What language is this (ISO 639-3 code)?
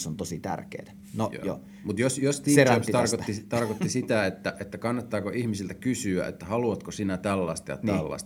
fin